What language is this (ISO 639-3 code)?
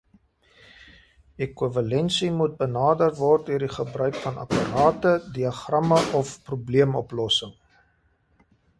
afr